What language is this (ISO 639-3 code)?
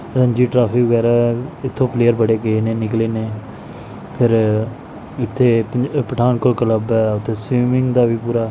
pan